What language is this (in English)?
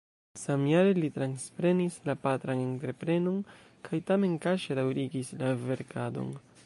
Esperanto